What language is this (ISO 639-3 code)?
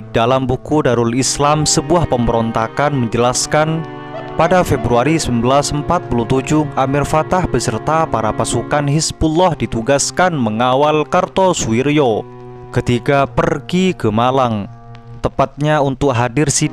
ind